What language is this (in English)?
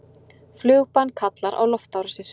Icelandic